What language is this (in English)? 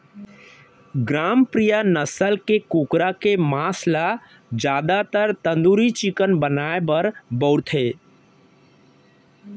Chhattisgarhi